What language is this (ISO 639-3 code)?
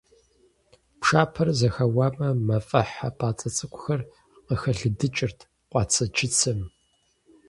kbd